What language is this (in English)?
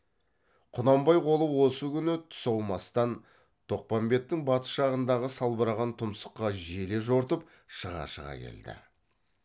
Kazakh